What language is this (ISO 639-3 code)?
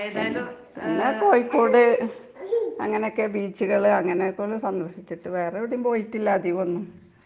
mal